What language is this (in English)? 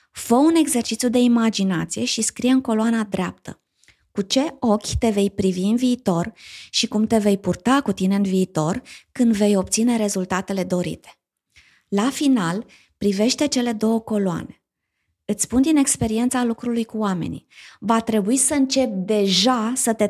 Romanian